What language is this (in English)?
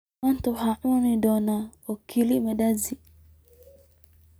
Somali